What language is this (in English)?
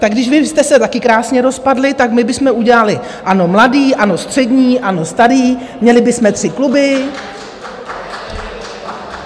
Czech